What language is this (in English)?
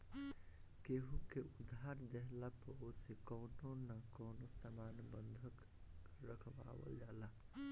Bhojpuri